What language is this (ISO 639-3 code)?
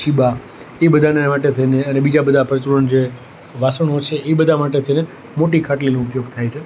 guj